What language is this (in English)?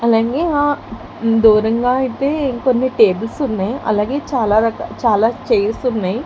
Telugu